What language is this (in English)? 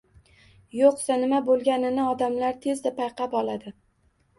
Uzbek